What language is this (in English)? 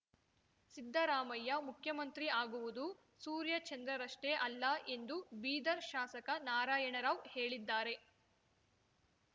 Kannada